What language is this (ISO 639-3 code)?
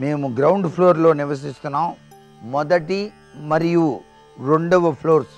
ron